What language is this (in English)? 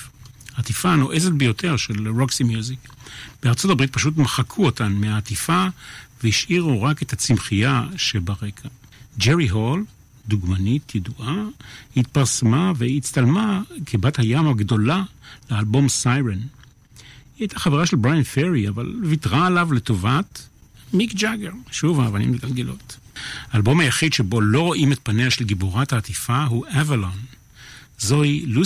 Hebrew